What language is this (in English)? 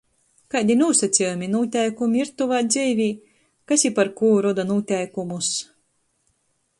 Latgalian